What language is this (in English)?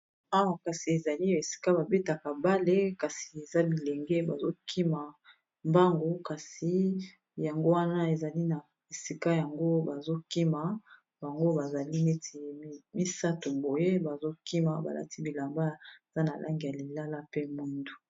Lingala